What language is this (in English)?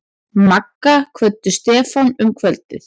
Icelandic